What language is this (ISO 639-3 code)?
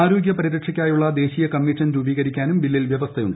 mal